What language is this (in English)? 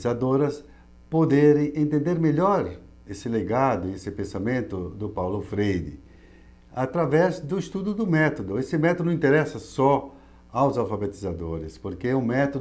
Portuguese